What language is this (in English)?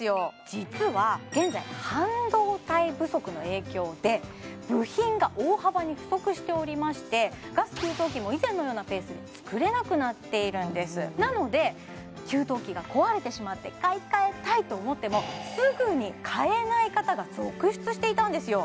Japanese